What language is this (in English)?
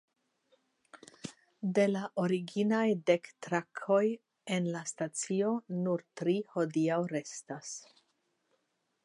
Esperanto